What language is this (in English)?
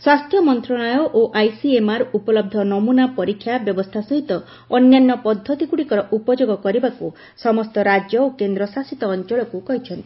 Odia